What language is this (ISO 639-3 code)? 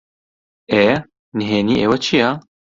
ckb